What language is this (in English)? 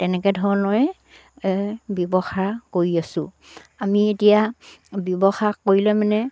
Assamese